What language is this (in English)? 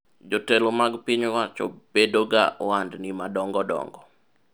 Luo (Kenya and Tanzania)